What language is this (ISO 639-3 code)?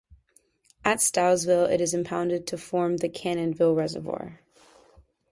eng